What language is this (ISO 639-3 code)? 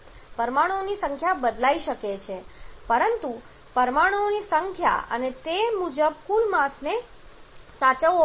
guj